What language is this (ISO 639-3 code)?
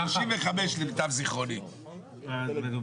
heb